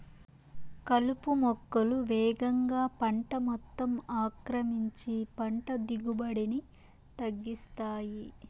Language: Telugu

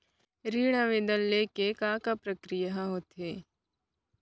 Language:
Chhattisgarhi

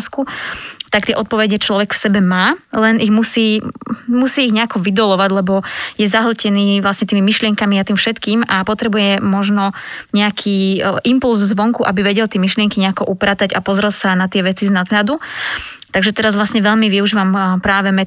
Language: Slovak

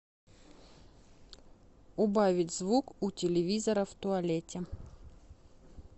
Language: Russian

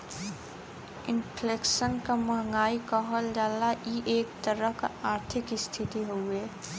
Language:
Bhojpuri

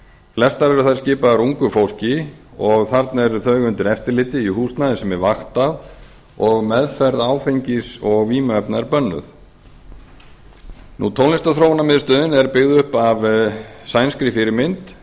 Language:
Icelandic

